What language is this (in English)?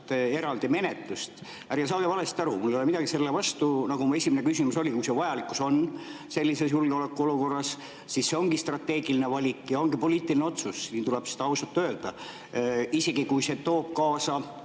Estonian